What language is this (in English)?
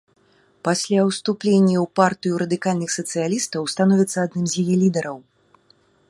Belarusian